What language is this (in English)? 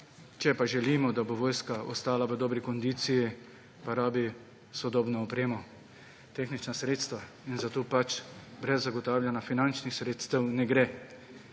Slovenian